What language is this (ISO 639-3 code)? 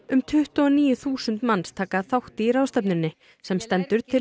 isl